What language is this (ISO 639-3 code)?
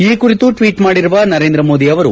kan